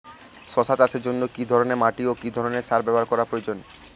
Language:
Bangla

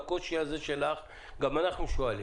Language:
Hebrew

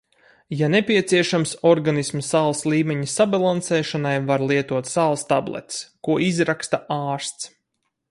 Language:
Latvian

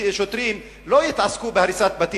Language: Hebrew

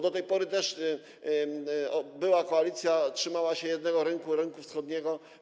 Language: Polish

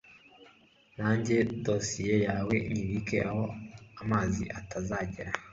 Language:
Kinyarwanda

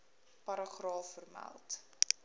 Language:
Afrikaans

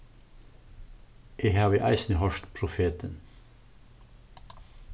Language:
Faroese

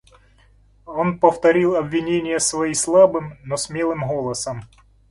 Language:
Russian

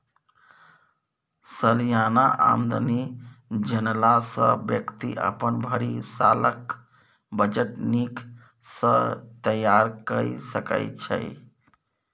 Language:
Maithili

